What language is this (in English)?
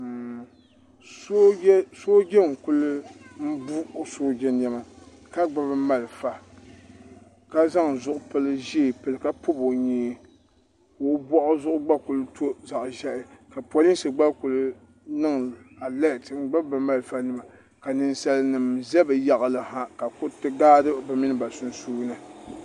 Dagbani